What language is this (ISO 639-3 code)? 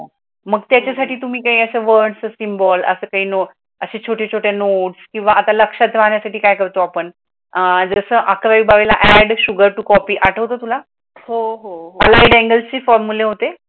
mar